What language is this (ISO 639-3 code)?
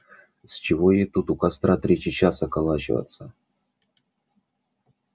rus